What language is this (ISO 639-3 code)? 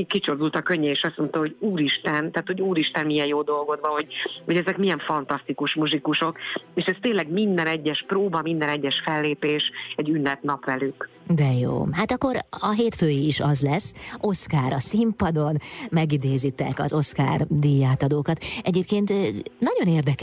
hun